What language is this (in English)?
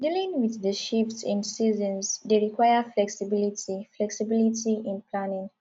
Nigerian Pidgin